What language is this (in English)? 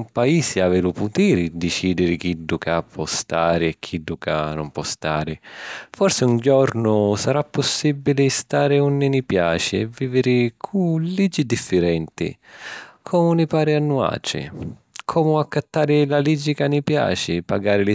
Sicilian